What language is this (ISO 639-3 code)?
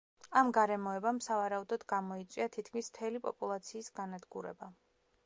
kat